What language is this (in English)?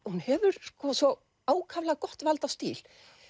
Icelandic